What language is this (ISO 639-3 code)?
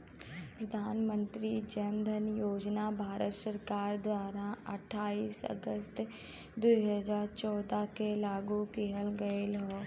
bho